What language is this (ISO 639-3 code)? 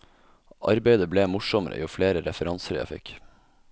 nor